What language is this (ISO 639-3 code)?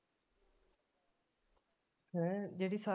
pan